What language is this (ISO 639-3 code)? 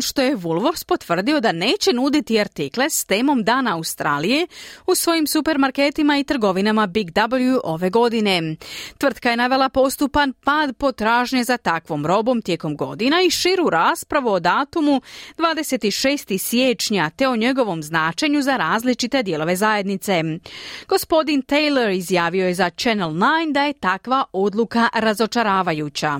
hrv